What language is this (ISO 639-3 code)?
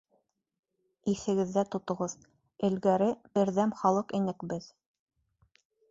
bak